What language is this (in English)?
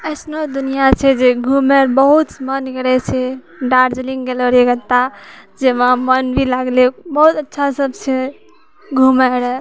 Maithili